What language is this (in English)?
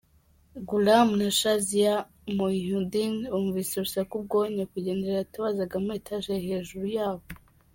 Kinyarwanda